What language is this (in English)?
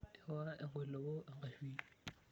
Masai